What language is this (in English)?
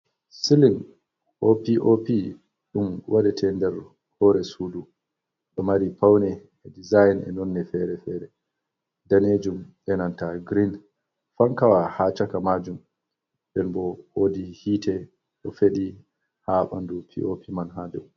Fula